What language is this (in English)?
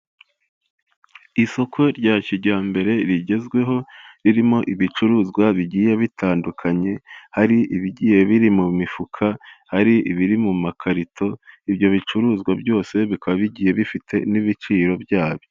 Kinyarwanda